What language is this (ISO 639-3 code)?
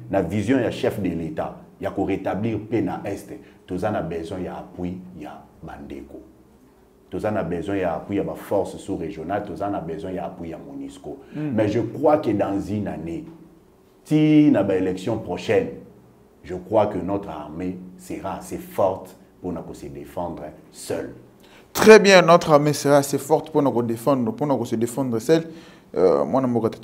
fra